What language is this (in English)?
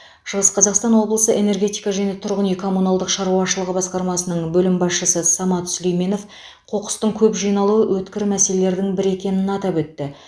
Kazakh